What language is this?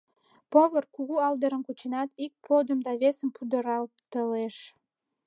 Mari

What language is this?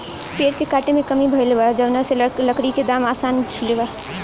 Bhojpuri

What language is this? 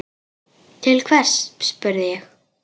Icelandic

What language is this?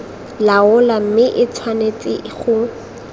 Tswana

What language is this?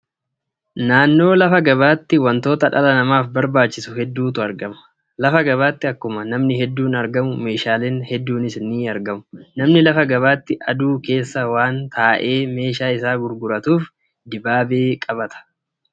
Oromo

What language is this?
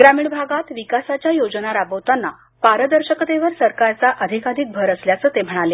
Marathi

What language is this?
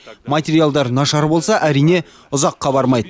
Kazakh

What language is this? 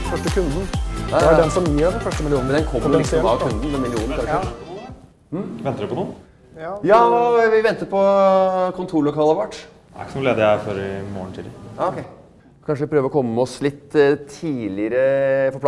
Norwegian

